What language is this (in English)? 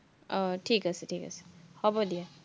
Assamese